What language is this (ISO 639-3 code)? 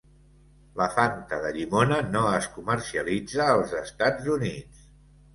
cat